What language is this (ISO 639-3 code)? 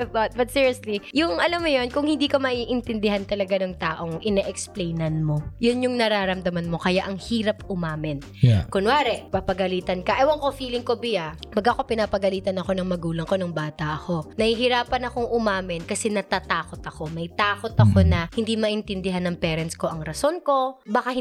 fil